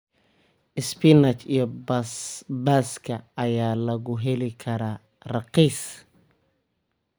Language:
Somali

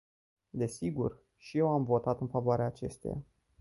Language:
Romanian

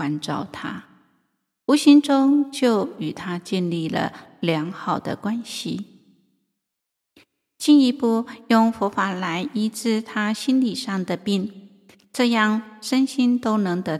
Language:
Chinese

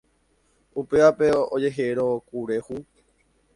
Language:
Guarani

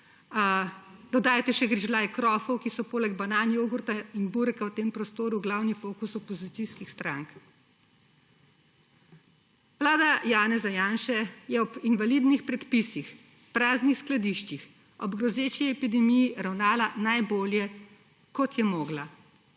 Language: Slovenian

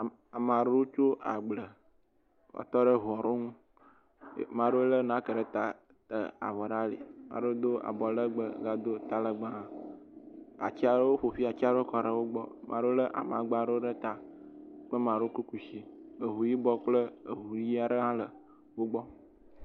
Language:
Ewe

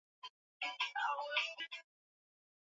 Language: Swahili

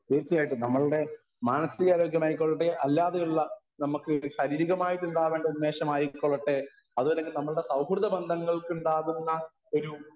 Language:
Malayalam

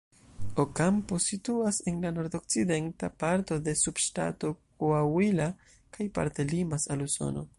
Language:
Esperanto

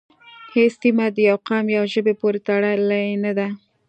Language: Pashto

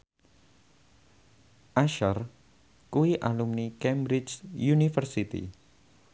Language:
Javanese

